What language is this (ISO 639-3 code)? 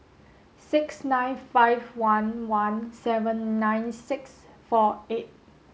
eng